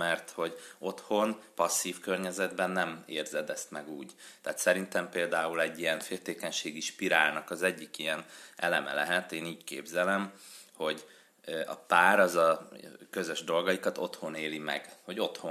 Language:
Hungarian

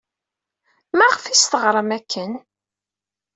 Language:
Kabyle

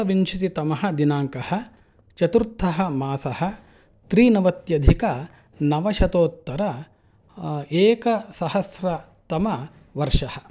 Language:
Sanskrit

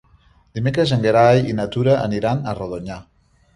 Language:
Catalan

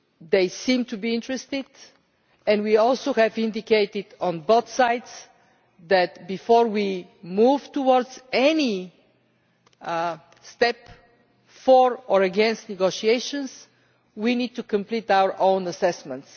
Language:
English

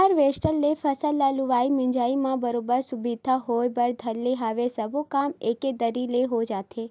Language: Chhattisgarhi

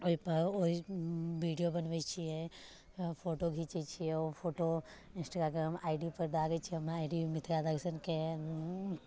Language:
Maithili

